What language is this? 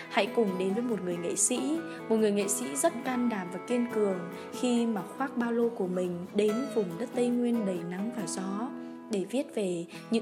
Vietnamese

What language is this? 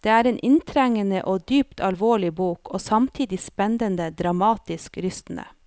Norwegian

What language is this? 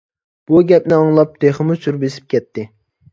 Uyghur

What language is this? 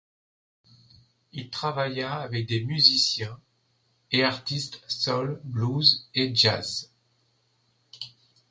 French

